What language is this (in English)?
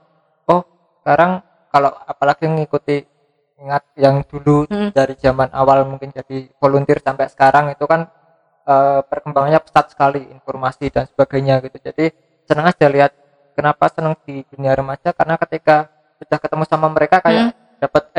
Indonesian